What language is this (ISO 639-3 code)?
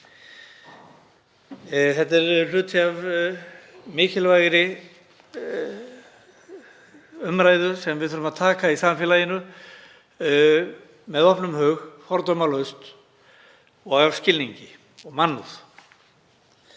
isl